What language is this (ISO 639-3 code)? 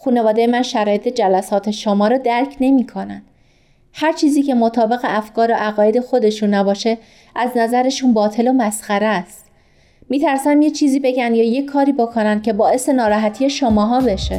fas